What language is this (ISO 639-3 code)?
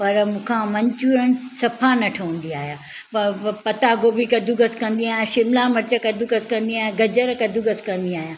snd